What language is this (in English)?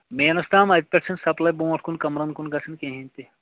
Kashmiri